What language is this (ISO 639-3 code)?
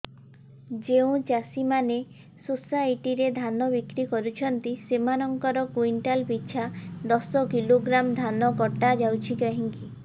ori